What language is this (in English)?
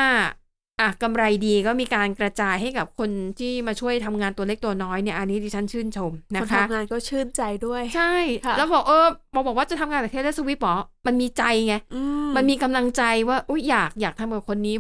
Thai